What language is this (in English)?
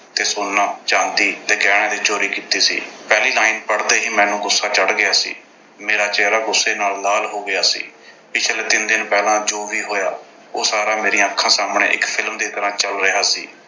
Punjabi